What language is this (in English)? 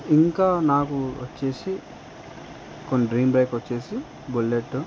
Telugu